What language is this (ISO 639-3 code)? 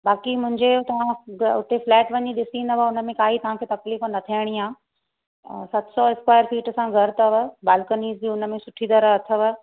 snd